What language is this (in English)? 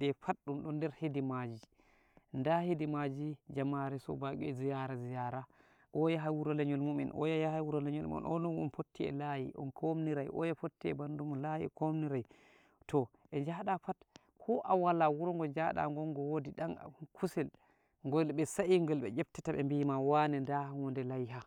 Nigerian Fulfulde